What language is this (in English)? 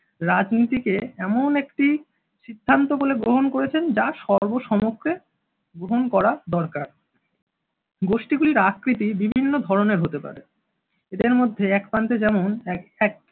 Bangla